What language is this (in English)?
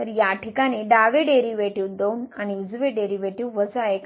Marathi